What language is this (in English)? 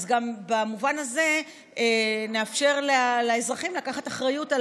Hebrew